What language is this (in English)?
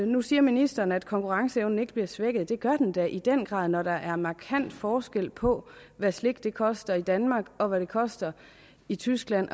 Danish